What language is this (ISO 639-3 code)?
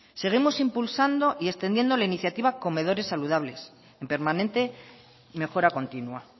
spa